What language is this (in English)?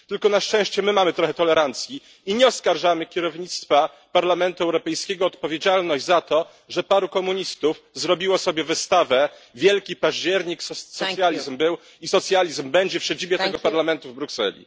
Polish